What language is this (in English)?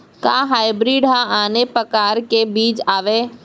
Chhattisgarhi